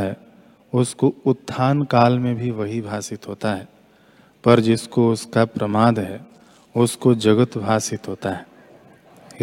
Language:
Hindi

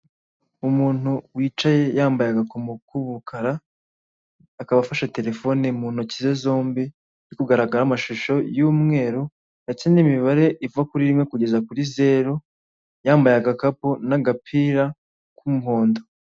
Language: Kinyarwanda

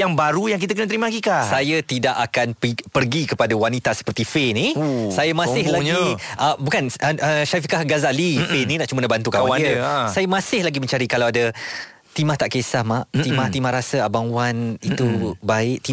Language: Malay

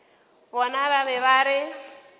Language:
Northern Sotho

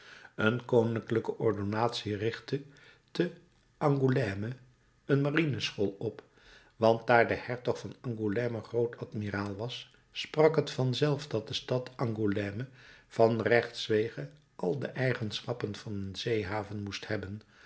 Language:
Dutch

